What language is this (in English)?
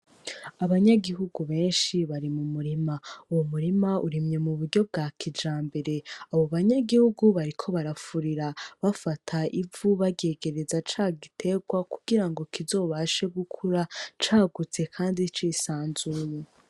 Rundi